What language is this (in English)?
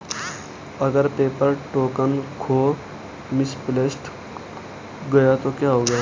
Hindi